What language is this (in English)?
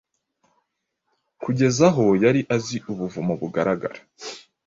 Kinyarwanda